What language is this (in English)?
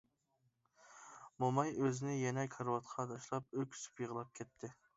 Uyghur